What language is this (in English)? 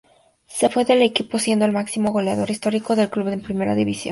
Spanish